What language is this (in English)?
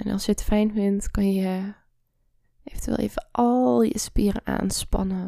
Dutch